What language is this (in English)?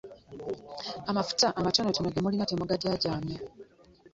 Ganda